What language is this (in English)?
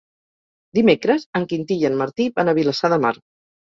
Catalan